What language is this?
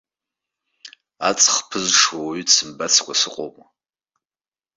Abkhazian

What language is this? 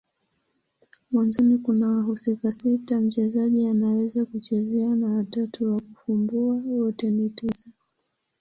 Swahili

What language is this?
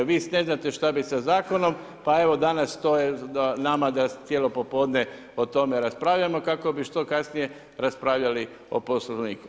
Croatian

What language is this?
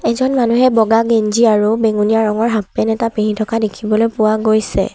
Assamese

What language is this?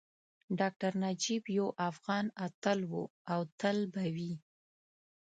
Pashto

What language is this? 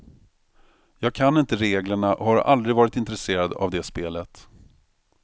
Swedish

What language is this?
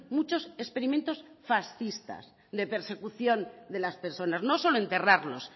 Spanish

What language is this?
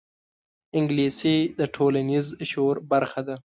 Pashto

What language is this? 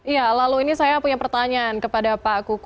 Indonesian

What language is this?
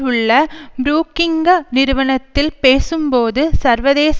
Tamil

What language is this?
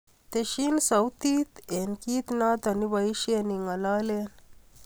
Kalenjin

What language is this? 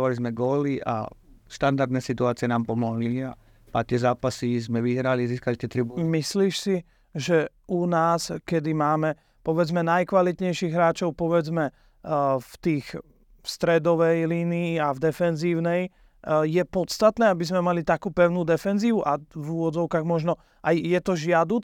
Slovak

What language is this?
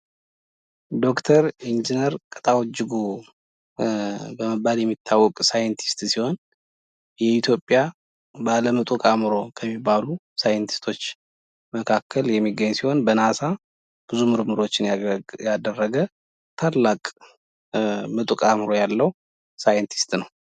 Amharic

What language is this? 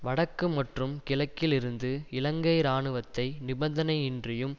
Tamil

